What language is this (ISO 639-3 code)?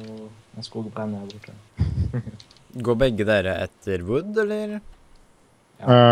nor